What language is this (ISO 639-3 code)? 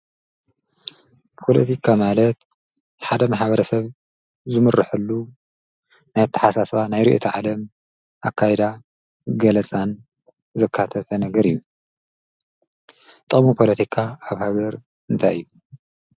tir